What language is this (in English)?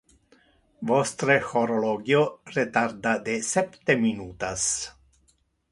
Interlingua